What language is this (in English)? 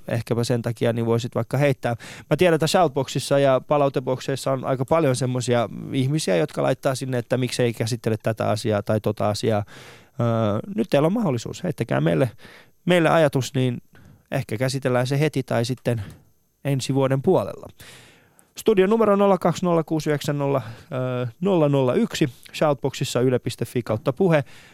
Finnish